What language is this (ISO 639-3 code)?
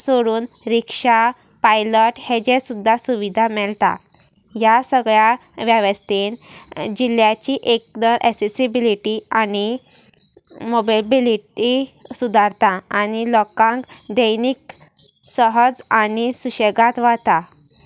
kok